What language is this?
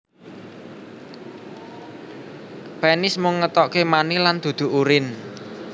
Javanese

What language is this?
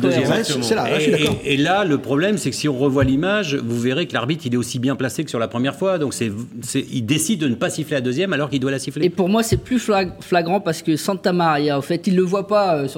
French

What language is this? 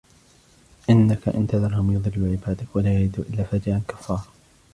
Arabic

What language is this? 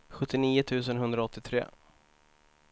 Swedish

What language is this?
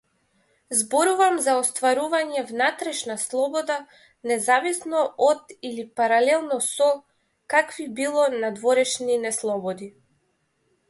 Macedonian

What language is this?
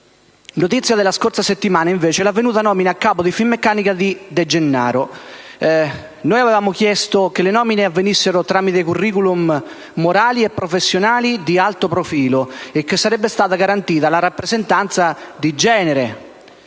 Italian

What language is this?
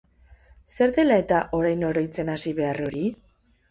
Basque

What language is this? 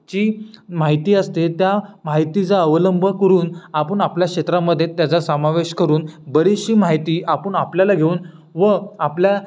Marathi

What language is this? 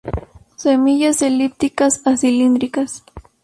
Spanish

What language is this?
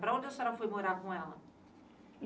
Portuguese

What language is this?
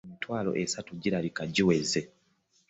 Ganda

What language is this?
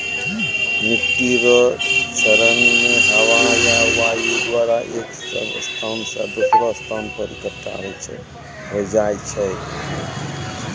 Maithili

